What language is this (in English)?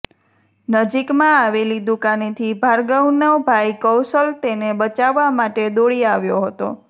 Gujarati